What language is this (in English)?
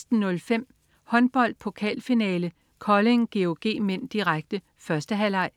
Danish